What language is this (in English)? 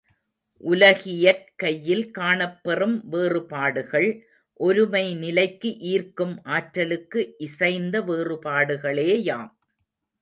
Tamil